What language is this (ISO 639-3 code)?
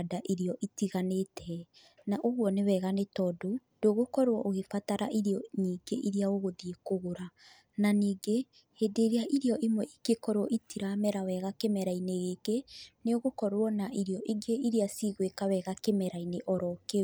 kik